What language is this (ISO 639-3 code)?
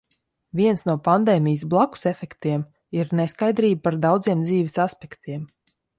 lav